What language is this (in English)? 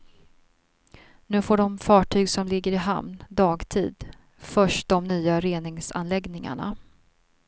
Swedish